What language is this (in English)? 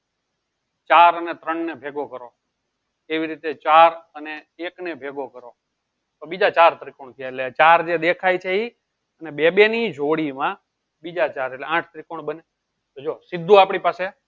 Gujarati